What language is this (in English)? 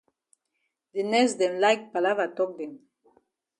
Cameroon Pidgin